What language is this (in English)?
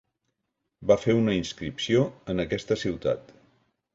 Catalan